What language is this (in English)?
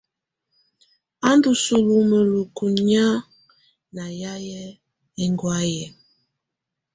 Tunen